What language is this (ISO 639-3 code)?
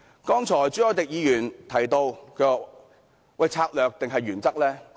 yue